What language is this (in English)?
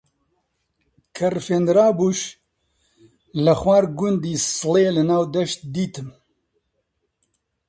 Central Kurdish